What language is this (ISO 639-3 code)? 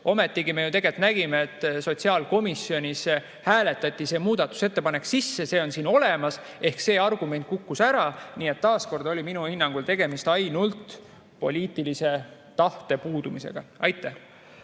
est